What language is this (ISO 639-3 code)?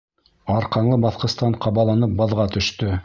bak